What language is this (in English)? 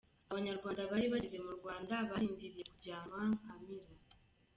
Kinyarwanda